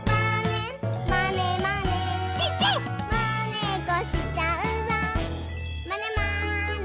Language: Japanese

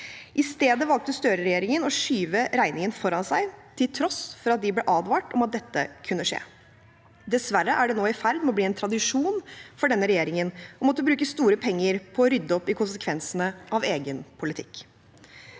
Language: Norwegian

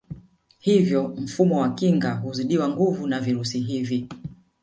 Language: Swahili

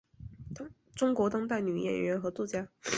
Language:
Chinese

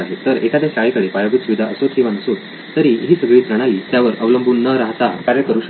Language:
Marathi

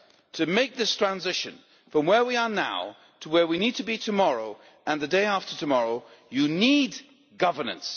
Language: English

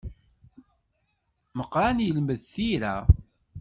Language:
Kabyle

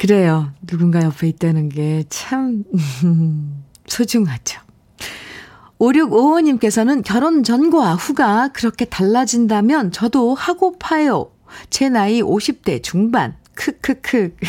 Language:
Korean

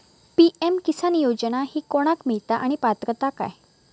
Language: Marathi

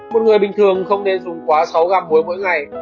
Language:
Vietnamese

